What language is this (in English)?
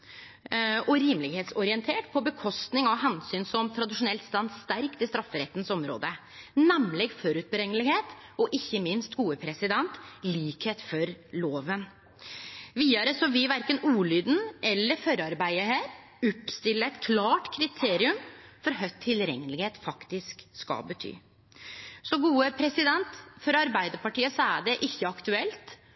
Norwegian Nynorsk